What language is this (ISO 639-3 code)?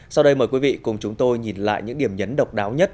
vie